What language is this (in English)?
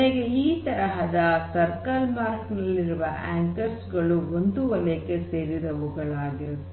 Kannada